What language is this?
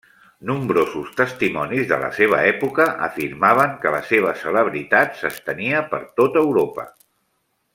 Catalan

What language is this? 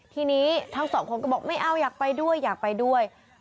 Thai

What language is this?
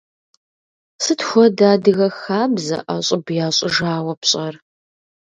Kabardian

